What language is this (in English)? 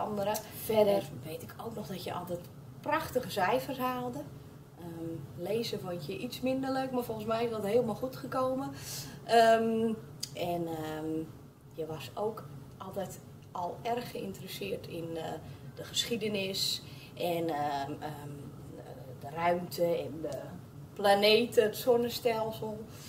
Dutch